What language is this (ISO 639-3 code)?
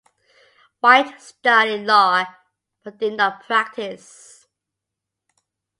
eng